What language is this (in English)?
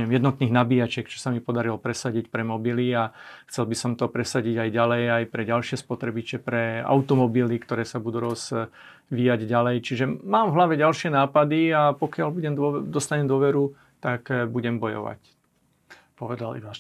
Slovak